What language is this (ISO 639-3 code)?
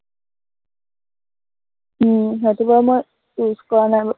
asm